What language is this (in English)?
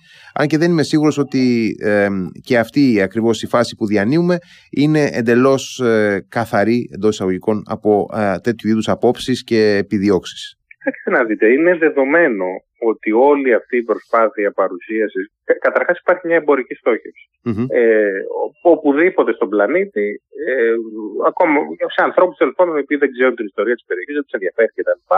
Greek